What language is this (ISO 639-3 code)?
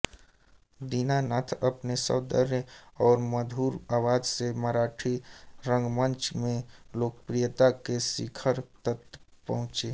hin